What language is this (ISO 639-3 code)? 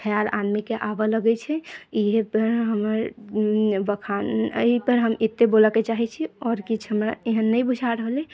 mai